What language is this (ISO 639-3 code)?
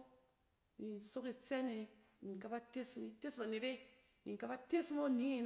cen